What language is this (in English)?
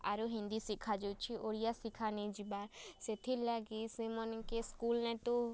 Odia